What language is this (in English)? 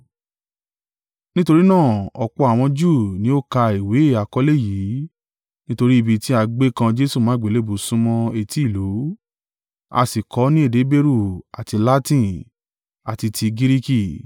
Yoruba